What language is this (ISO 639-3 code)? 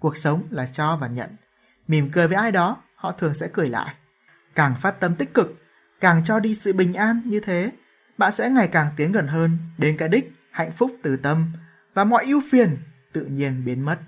vie